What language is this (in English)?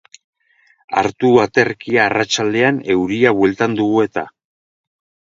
Basque